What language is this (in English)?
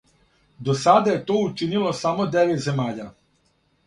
Serbian